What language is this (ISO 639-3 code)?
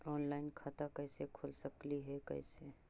mag